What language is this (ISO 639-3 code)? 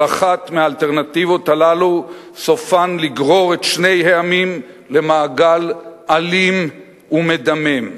heb